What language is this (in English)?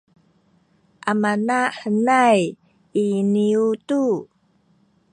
Sakizaya